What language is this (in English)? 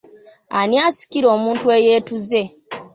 Ganda